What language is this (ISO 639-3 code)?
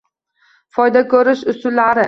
uzb